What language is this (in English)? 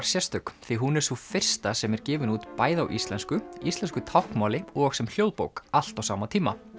Icelandic